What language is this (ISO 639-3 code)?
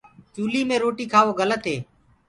ggg